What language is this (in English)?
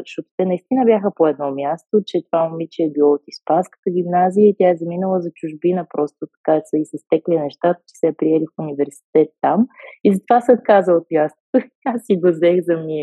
Bulgarian